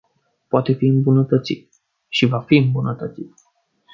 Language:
Romanian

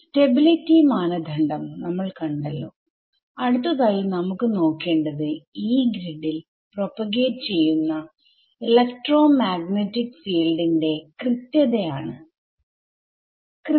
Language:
Malayalam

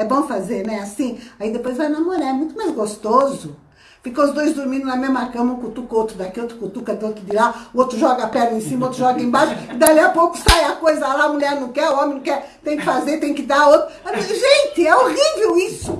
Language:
Portuguese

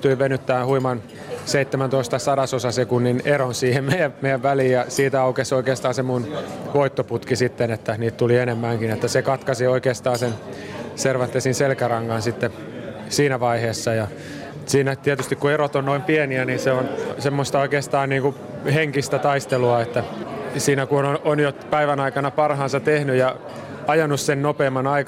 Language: Finnish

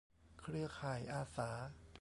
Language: Thai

